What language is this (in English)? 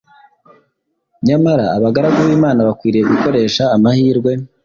Kinyarwanda